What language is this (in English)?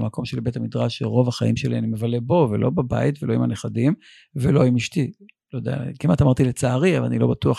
Hebrew